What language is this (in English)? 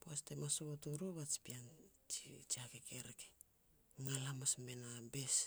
Petats